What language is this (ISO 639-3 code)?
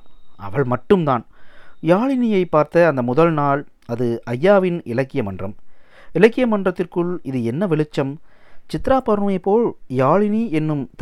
tam